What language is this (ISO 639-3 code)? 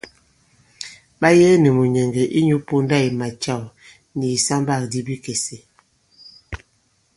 abb